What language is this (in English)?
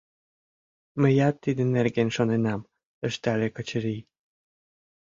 Mari